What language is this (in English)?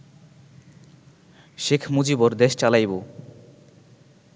Bangla